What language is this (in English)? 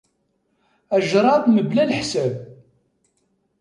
Kabyle